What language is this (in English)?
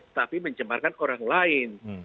Indonesian